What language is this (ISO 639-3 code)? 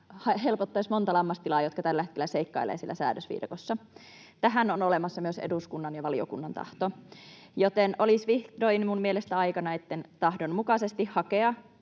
fin